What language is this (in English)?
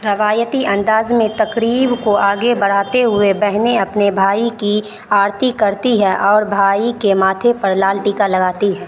Urdu